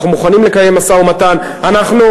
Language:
Hebrew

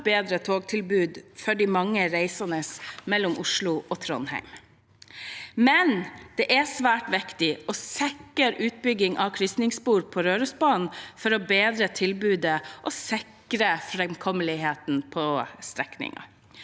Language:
Norwegian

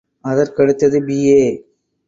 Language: Tamil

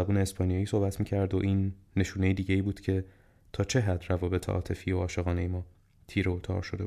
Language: Persian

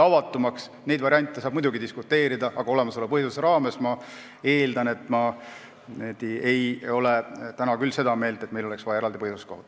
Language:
Estonian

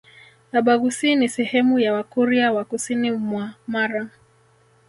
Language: Swahili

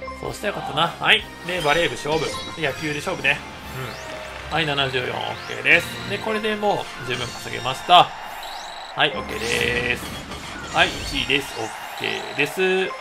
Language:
Japanese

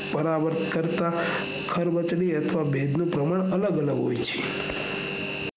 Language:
Gujarati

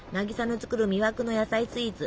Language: Japanese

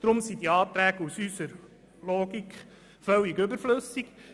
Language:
Swiss German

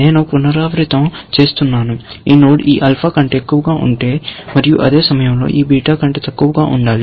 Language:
Telugu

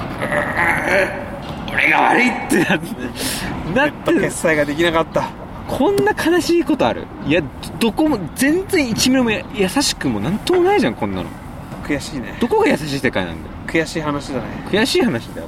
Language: Japanese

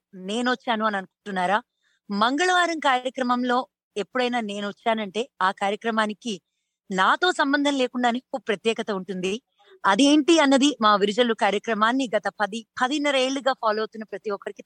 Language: Telugu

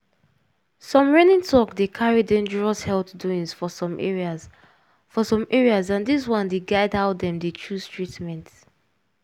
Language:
Nigerian Pidgin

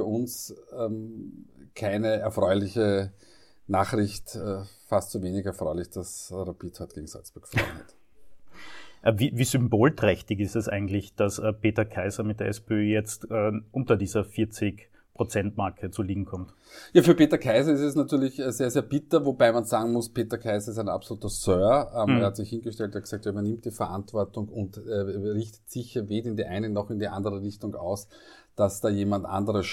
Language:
German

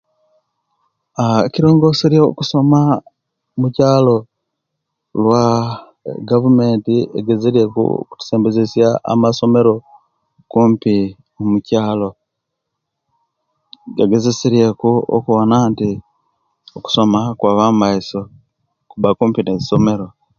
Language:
Kenyi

